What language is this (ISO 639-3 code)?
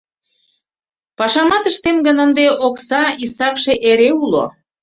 chm